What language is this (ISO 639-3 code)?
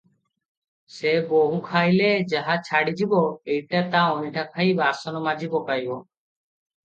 ori